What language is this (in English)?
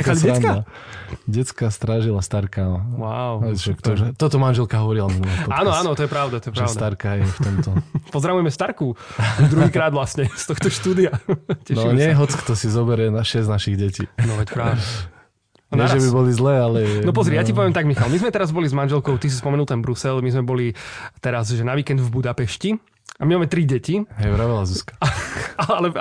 Slovak